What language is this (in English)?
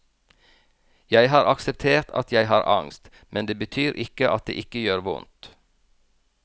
Norwegian